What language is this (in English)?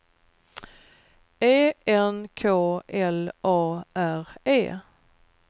Swedish